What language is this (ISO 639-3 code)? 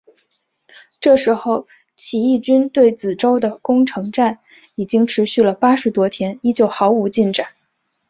zho